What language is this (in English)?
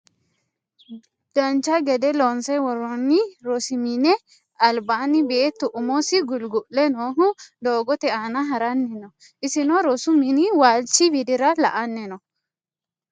Sidamo